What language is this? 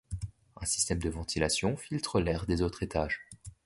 French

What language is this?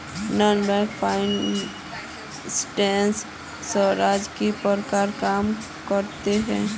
Magahi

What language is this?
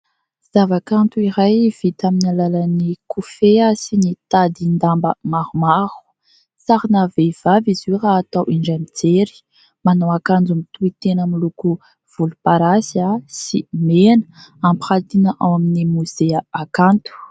Malagasy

